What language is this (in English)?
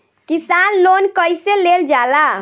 Bhojpuri